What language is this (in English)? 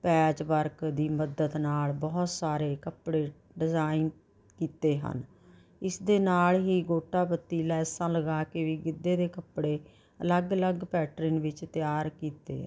Punjabi